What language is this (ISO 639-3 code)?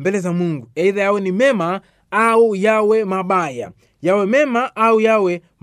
swa